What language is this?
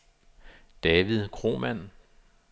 Danish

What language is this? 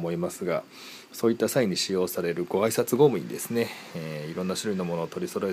Japanese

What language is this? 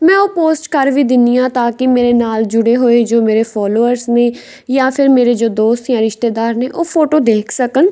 Punjabi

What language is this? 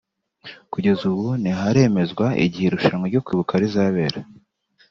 Kinyarwanda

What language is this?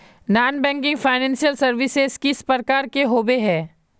Magahi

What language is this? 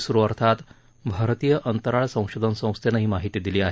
Marathi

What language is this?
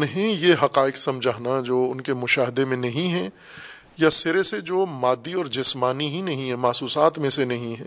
Urdu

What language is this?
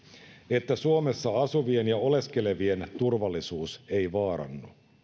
Finnish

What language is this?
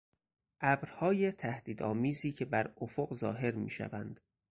Persian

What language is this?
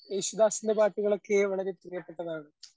Malayalam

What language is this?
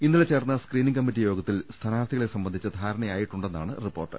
Malayalam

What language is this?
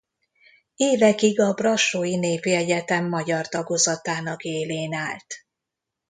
Hungarian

